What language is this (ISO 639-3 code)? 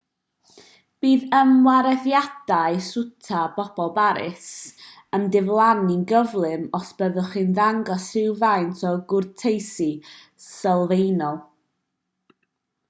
cym